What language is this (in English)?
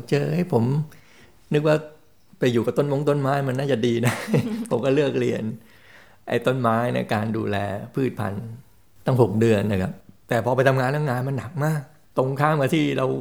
Thai